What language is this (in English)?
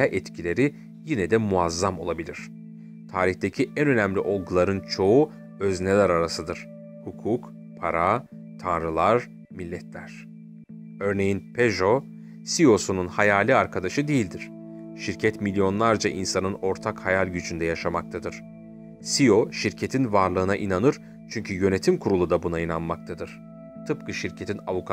Turkish